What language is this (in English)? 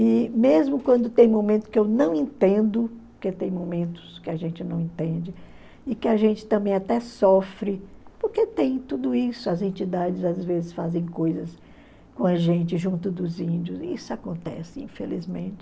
Portuguese